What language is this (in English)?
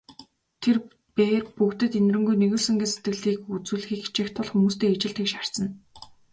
Mongolian